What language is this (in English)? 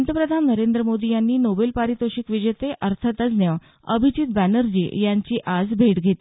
Marathi